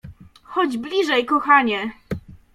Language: Polish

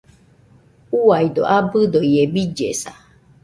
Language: Nüpode Huitoto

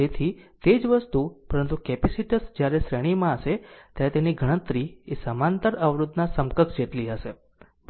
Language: Gujarati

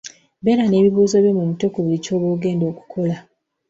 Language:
Ganda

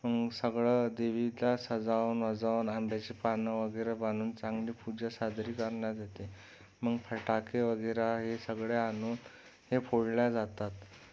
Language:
Marathi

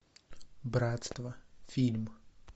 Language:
Russian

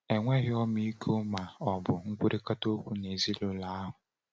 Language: Igbo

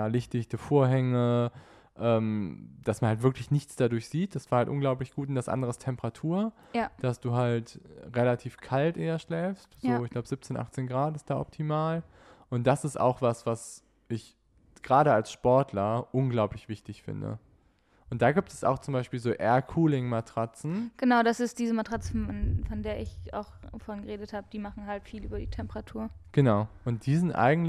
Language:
German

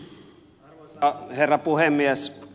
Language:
Finnish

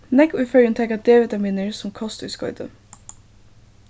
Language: Faroese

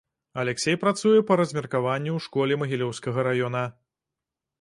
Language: Belarusian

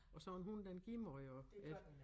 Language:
Danish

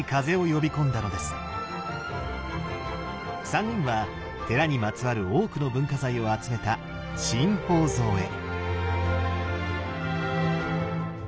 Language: Japanese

